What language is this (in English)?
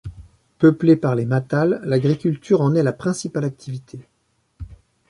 French